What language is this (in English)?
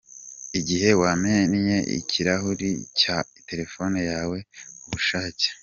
Kinyarwanda